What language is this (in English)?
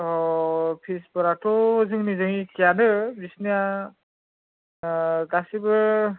Bodo